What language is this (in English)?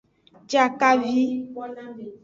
Aja (Benin)